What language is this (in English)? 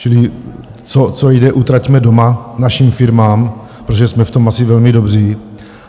Czech